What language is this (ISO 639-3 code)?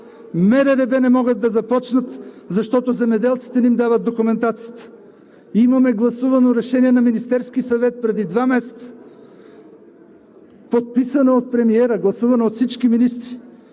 bul